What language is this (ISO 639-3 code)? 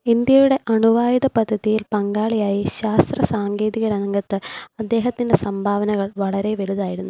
mal